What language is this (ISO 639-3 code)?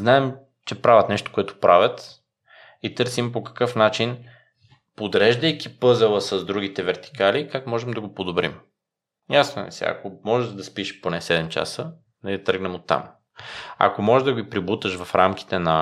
bul